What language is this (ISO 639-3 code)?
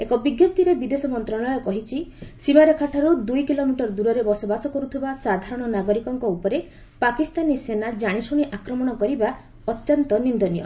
ori